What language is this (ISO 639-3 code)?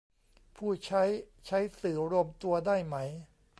tha